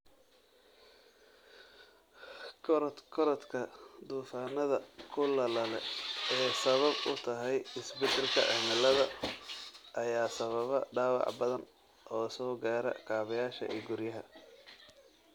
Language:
Somali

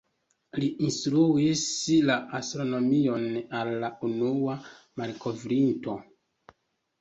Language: Esperanto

